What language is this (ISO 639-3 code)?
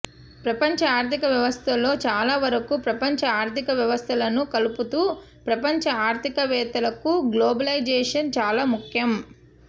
tel